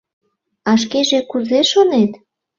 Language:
Mari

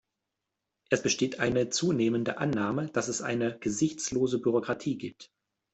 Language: German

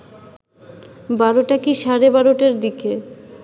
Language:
Bangla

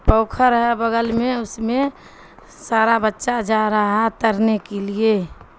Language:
Urdu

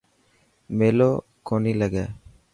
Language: Dhatki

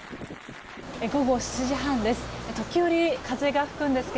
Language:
Japanese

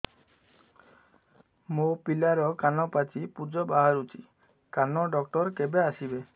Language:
Odia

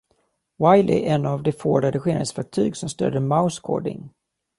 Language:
Swedish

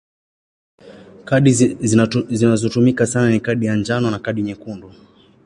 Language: Swahili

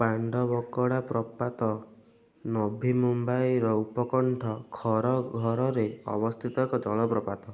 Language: Odia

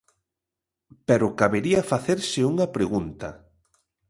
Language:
Galician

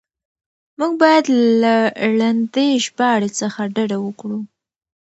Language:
Pashto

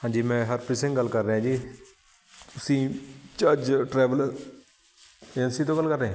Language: Punjabi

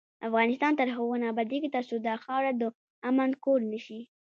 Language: Pashto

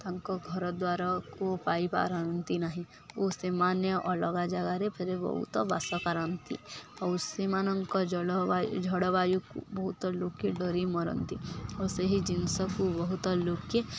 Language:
Odia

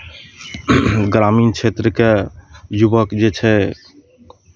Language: Maithili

